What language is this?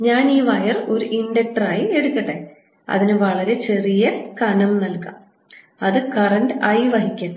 Malayalam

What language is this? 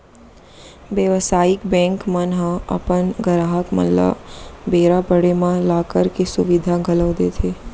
Chhattisgarhi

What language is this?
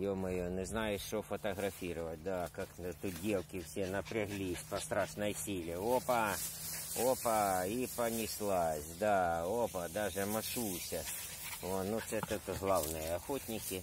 Russian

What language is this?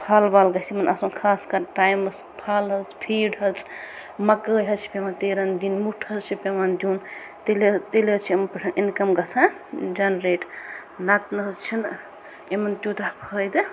Kashmiri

